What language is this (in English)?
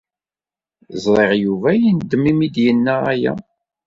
Kabyle